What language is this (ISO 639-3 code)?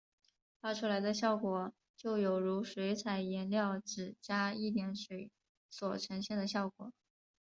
zho